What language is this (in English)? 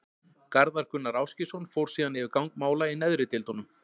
Icelandic